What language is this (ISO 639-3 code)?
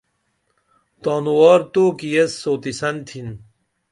dml